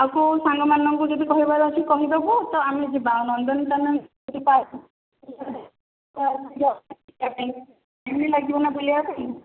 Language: Odia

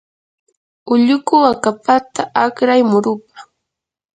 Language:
Yanahuanca Pasco Quechua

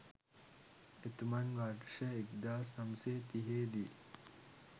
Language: Sinhala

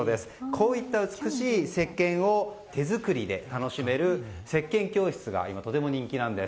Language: Japanese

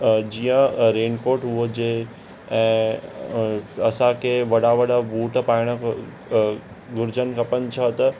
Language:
Sindhi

